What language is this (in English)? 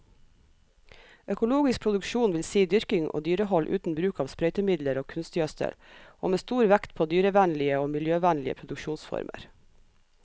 Norwegian